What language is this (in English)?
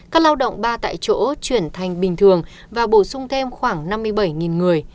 Vietnamese